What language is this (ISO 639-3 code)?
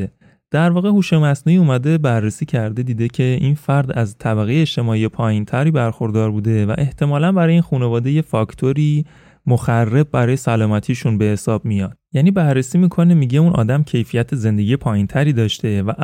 fas